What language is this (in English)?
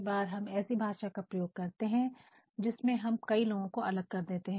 Hindi